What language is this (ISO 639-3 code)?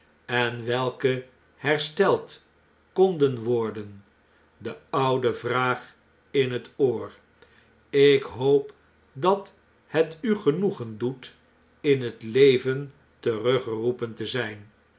nld